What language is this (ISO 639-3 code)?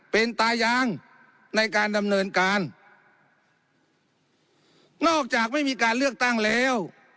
tha